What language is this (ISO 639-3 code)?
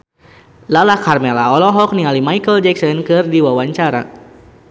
sun